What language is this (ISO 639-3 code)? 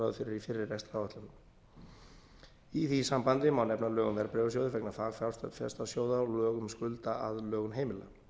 isl